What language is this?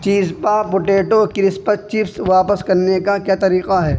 Urdu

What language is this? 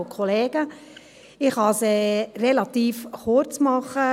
Swiss German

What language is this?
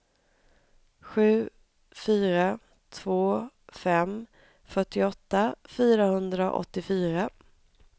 Swedish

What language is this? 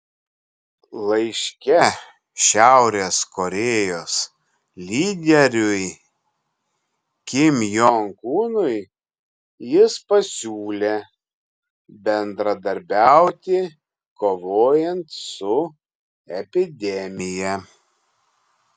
Lithuanian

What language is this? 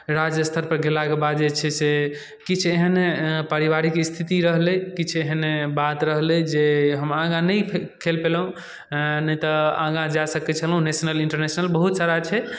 Maithili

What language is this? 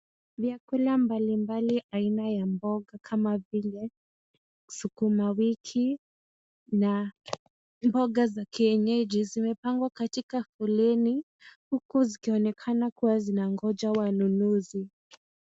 Swahili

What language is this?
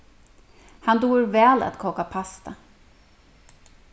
Faroese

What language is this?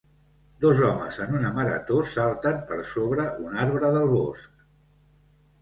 Catalan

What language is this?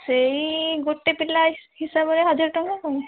Odia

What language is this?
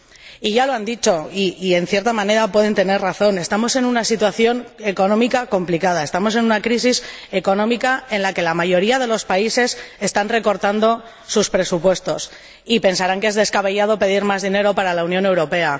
Spanish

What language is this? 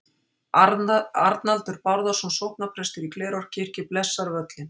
Icelandic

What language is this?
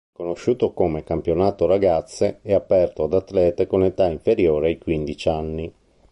Italian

